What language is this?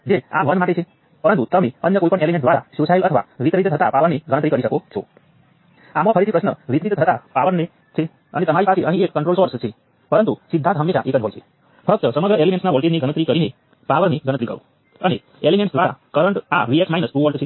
Gujarati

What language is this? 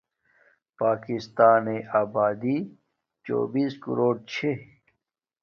Domaaki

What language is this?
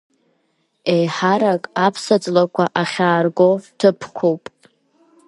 Abkhazian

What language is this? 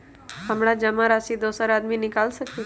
Magahi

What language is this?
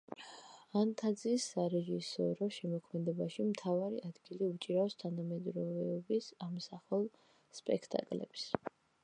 Georgian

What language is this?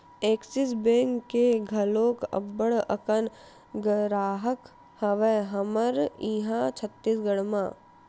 Chhattisgarhi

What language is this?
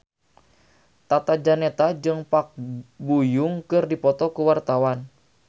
Sundanese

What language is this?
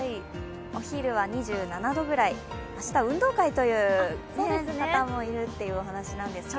Japanese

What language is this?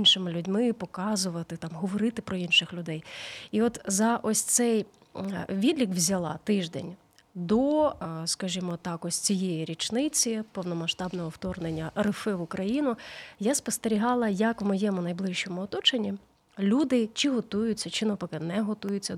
Ukrainian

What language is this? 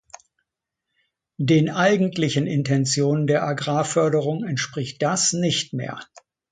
German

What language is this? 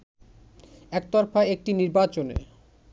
Bangla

